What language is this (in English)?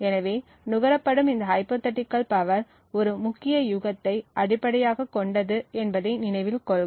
Tamil